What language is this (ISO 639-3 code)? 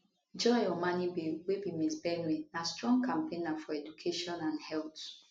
pcm